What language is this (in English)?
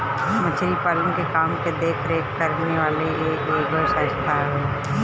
Bhojpuri